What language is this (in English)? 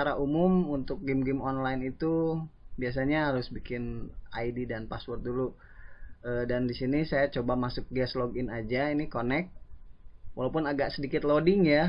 Indonesian